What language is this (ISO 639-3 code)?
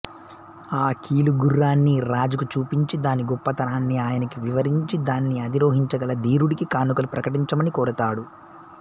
tel